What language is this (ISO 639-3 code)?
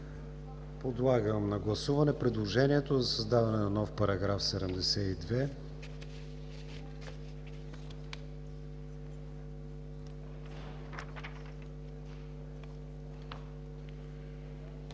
bul